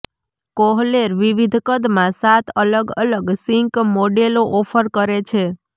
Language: Gujarati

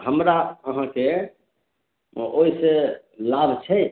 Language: Maithili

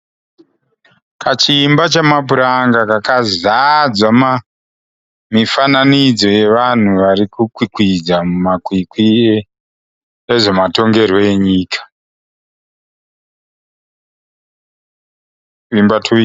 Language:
Shona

